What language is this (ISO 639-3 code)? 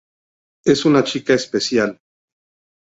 spa